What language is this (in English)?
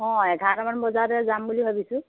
Assamese